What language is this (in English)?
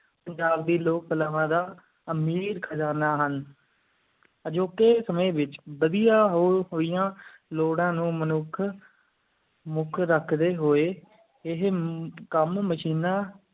Punjabi